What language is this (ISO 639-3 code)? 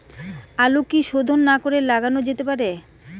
ben